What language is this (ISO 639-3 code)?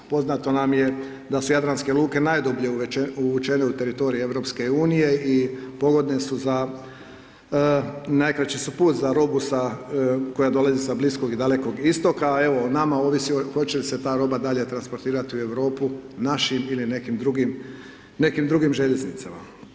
hrv